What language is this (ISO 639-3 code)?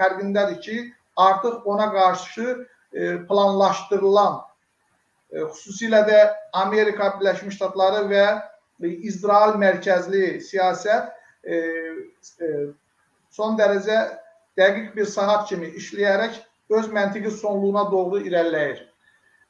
tur